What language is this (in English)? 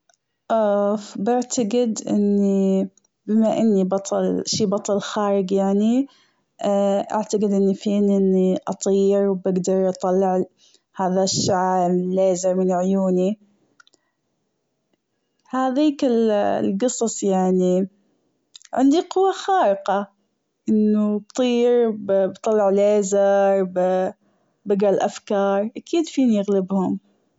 Gulf Arabic